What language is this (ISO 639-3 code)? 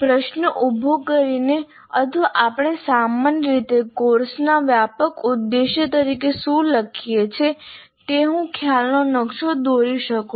guj